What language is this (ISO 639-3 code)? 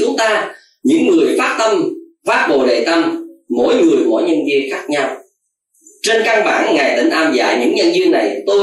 vie